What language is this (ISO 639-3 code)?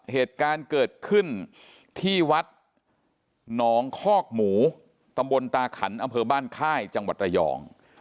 tha